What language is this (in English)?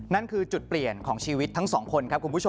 Thai